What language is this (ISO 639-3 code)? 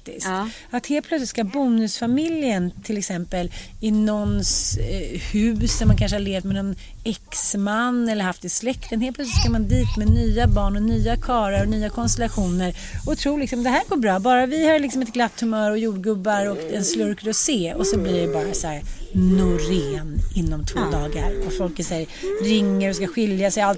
swe